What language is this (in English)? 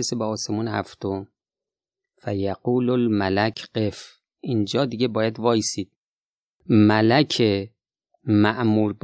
Persian